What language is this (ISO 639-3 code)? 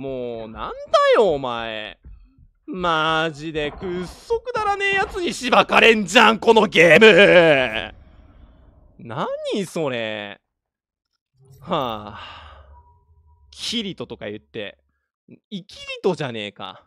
jpn